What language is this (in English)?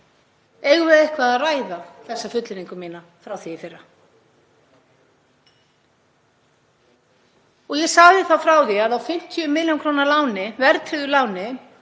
Icelandic